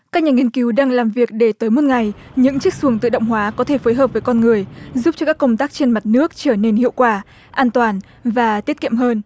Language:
Vietnamese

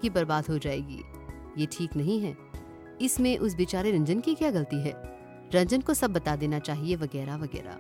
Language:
Hindi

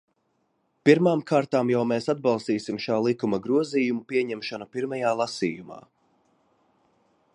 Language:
Latvian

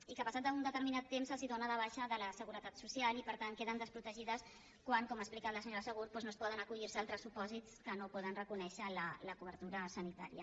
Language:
Catalan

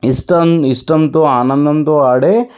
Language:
Telugu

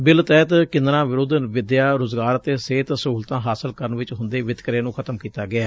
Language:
Punjabi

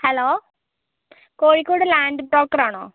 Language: Malayalam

